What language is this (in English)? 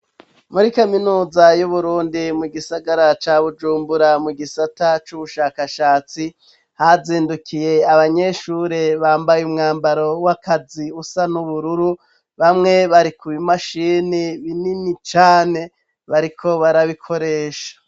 Rundi